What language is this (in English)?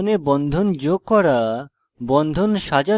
Bangla